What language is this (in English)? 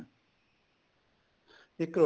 Punjabi